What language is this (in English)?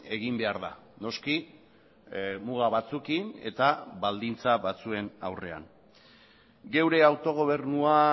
Basque